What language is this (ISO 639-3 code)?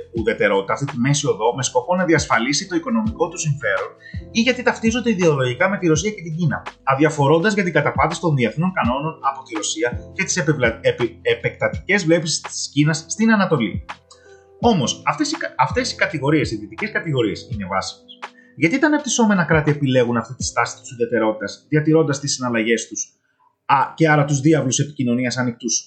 ell